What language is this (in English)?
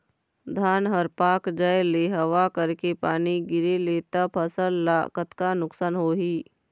Chhattisgarhi